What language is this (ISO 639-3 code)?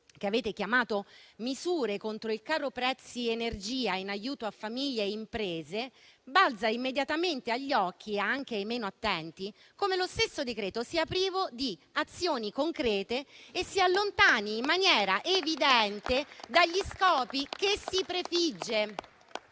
ita